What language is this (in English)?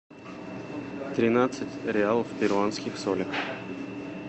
Russian